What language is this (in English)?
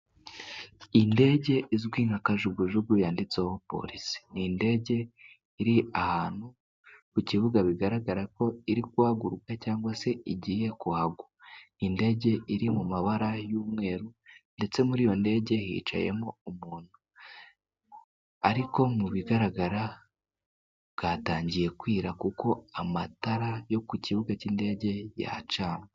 Kinyarwanda